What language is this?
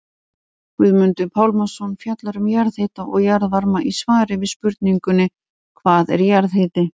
Icelandic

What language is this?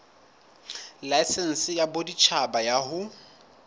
Southern Sotho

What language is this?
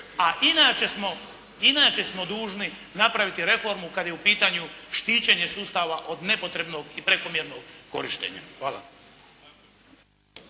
Croatian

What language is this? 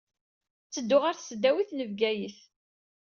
Kabyle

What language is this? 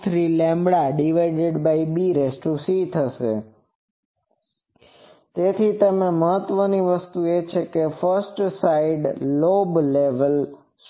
Gujarati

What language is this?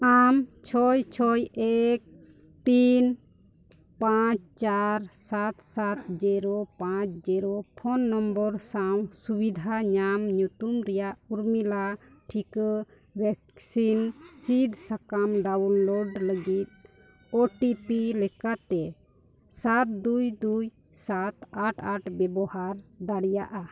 Santali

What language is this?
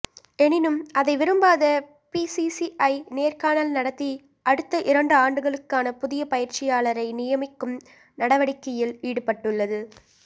Tamil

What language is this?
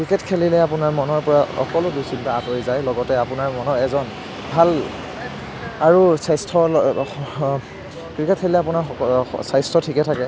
Assamese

